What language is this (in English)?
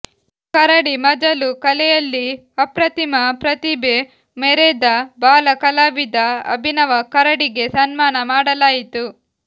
Kannada